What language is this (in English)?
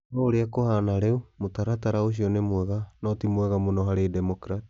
Kikuyu